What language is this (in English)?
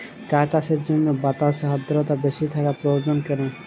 Bangla